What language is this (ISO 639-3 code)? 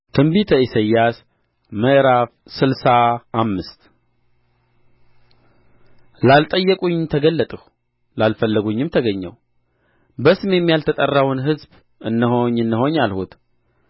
amh